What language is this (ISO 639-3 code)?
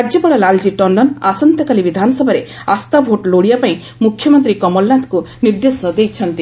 ori